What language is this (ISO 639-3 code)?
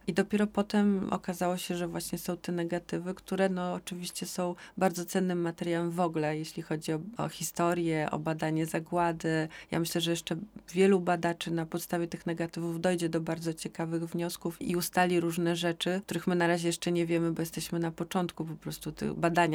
pol